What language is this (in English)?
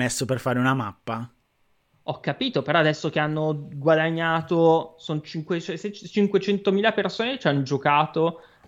Italian